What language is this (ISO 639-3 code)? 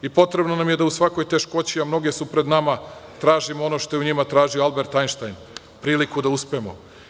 srp